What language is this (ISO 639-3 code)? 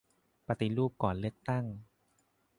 tha